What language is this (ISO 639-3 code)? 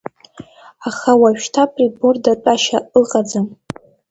abk